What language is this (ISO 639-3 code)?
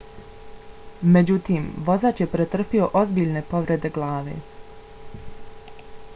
bos